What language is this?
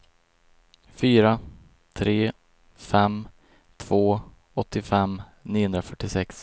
Swedish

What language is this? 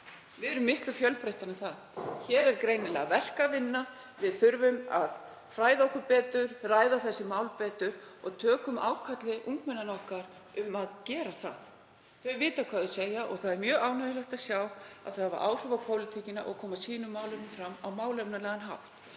Icelandic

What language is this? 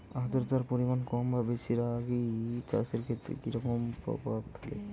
Bangla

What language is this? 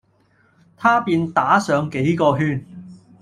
Cantonese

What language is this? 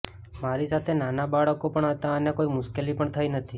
Gujarati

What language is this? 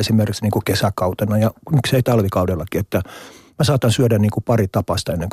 Finnish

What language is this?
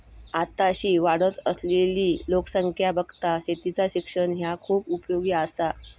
Marathi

